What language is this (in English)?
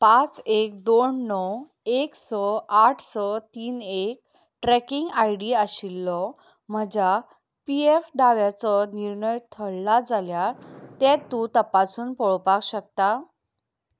Konkani